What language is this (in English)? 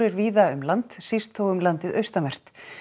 Icelandic